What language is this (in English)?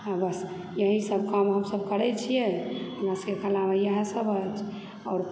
Maithili